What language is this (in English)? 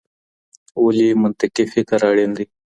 Pashto